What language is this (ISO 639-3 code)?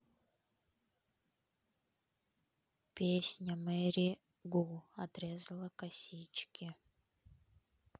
rus